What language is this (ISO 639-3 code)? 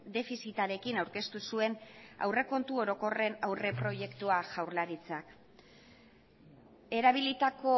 eus